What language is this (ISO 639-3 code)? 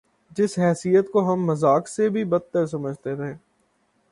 urd